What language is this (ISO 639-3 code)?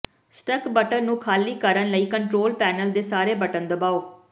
pan